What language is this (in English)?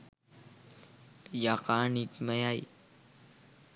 Sinhala